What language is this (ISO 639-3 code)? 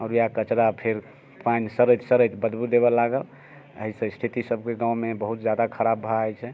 mai